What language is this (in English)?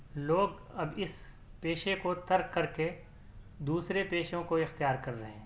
Urdu